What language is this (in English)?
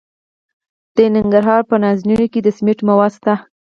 Pashto